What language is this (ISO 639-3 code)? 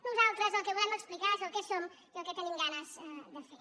cat